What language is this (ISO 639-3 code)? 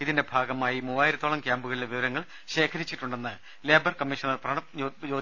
mal